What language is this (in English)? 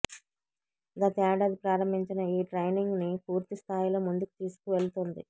Telugu